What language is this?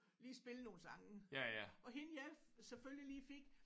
Danish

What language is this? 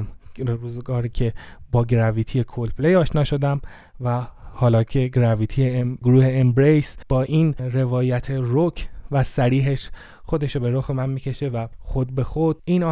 Persian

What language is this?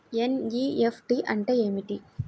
Telugu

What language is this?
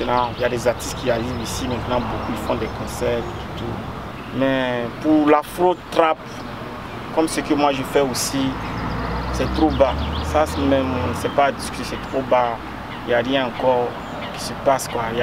French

